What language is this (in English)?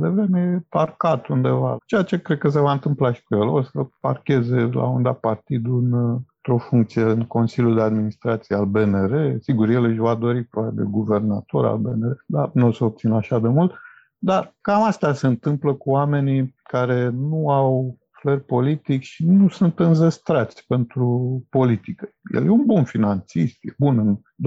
Romanian